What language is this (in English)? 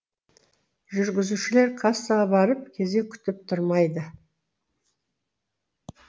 Kazakh